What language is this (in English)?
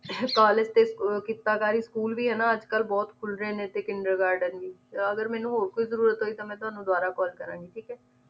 Punjabi